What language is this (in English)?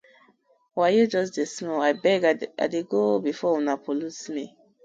Nigerian Pidgin